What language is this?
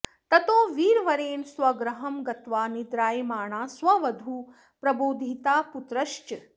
Sanskrit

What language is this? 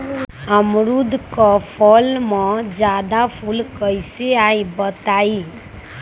Magahi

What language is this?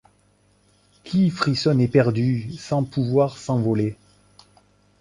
French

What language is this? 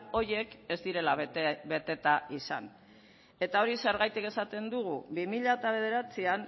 Basque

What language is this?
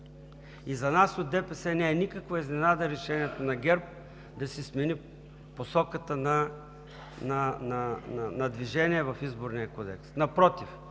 Bulgarian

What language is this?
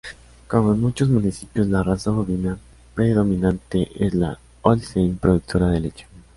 Spanish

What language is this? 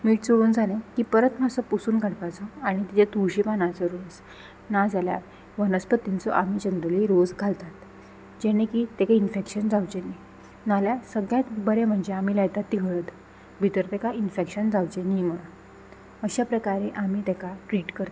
Konkani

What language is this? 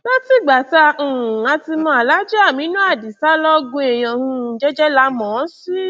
Yoruba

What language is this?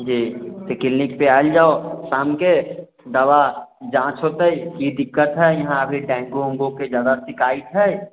Maithili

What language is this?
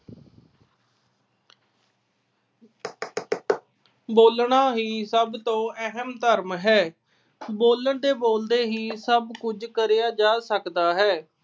Punjabi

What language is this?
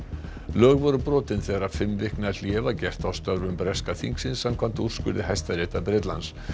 Icelandic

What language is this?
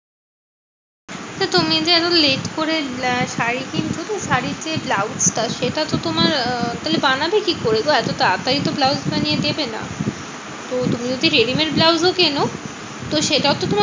Bangla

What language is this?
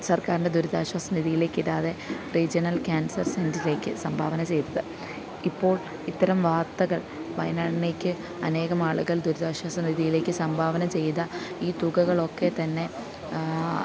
Malayalam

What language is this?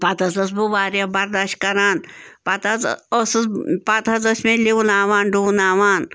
Kashmiri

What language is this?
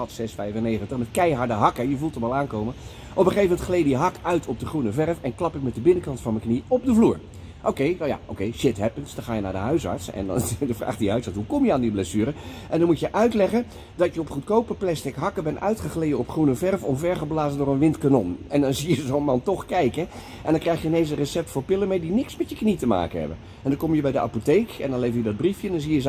Dutch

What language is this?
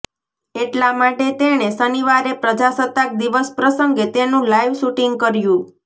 Gujarati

